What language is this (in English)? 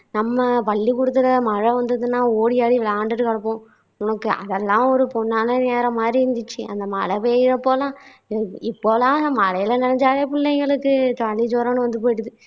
Tamil